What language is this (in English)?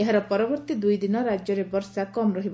Odia